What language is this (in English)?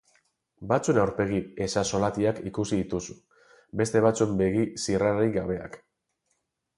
Basque